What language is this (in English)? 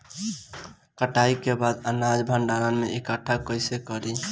Bhojpuri